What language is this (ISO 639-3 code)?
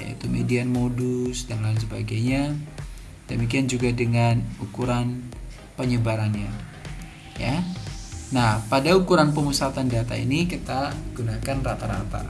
ind